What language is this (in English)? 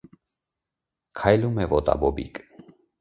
Armenian